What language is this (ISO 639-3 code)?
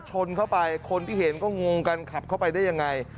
tha